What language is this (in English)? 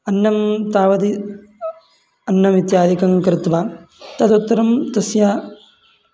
Sanskrit